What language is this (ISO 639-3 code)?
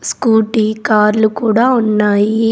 tel